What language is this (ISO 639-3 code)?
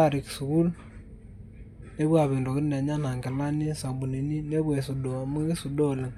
mas